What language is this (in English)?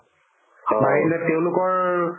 Assamese